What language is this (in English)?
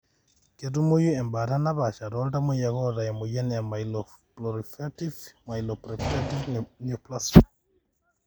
Masai